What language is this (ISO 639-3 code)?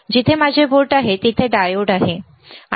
mar